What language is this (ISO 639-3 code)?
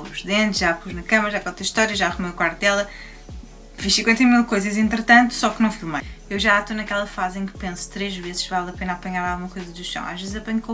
por